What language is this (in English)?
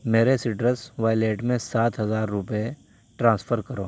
Urdu